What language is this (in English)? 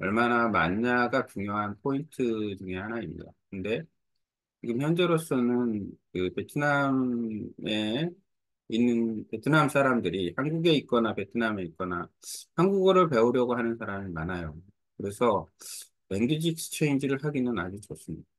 Korean